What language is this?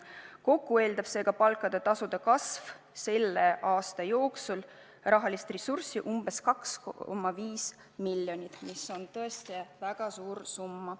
Estonian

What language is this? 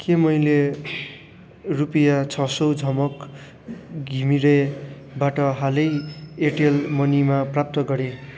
Nepali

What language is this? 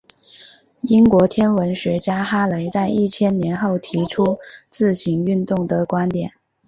Chinese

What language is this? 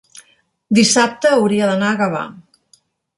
Catalan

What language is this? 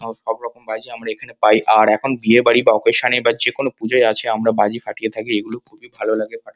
Bangla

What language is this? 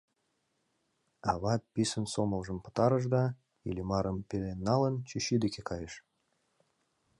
Mari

